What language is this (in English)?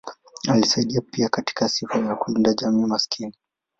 Swahili